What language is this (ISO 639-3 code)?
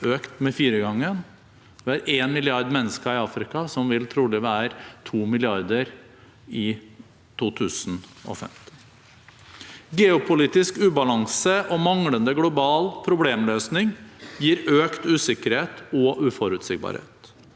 nor